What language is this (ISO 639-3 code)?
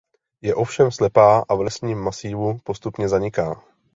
ces